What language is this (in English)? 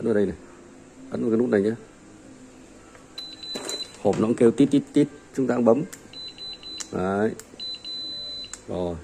Vietnamese